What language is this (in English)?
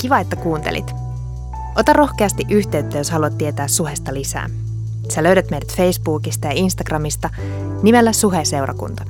Finnish